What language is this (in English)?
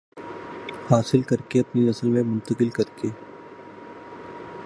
Urdu